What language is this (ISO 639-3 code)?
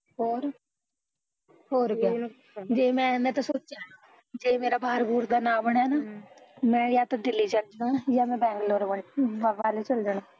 pan